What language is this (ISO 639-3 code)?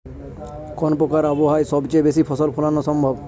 ben